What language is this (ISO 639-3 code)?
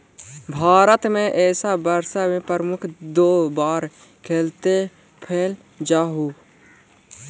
mag